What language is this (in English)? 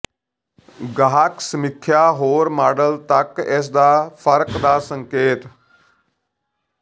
Punjabi